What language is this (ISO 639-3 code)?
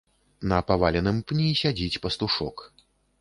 bel